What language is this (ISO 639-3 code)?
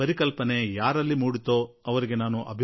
kan